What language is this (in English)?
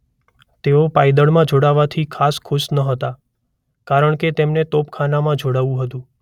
Gujarati